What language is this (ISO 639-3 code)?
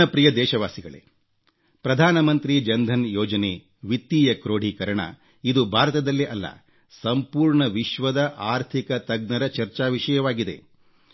kan